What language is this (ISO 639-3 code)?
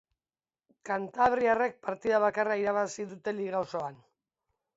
eus